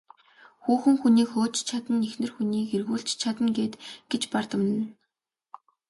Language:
Mongolian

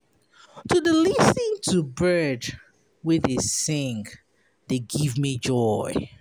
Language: Nigerian Pidgin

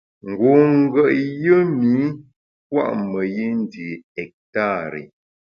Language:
Bamun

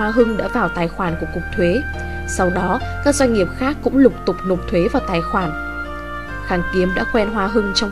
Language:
Vietnamese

